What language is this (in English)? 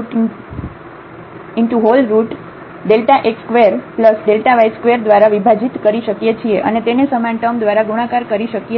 Gujarati